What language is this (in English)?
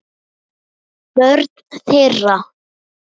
Icelandic